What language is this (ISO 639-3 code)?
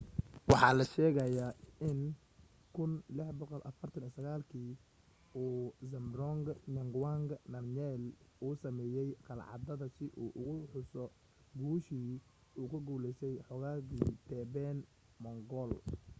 som